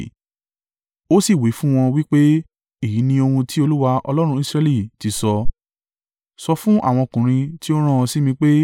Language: Yoruba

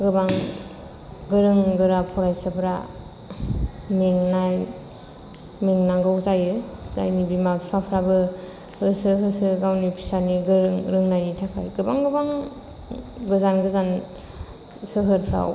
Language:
Bodo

